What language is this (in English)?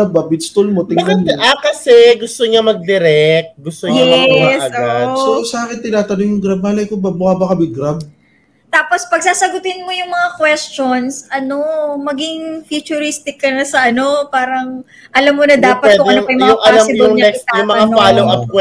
Filipino